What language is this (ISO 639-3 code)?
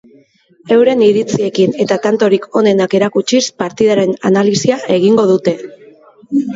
eus